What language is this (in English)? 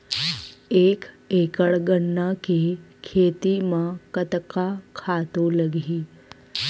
Chhattisgarhi